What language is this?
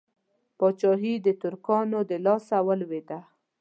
Pashto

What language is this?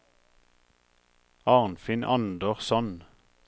Norwegian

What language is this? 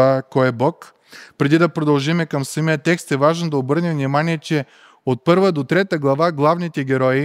Bulgarian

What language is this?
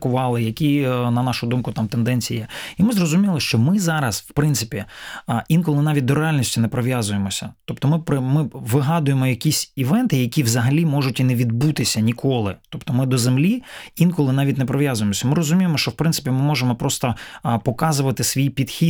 Ukrainian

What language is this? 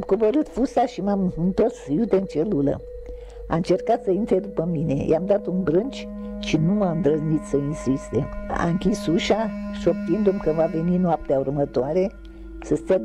Romanian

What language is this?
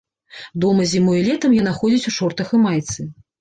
Belarusian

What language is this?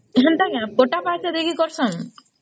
Odia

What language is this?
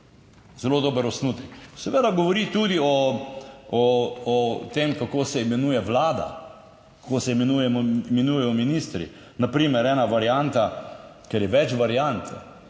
Slovenian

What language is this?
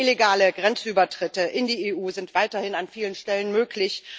German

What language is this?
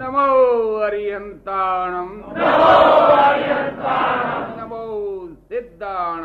Gujarati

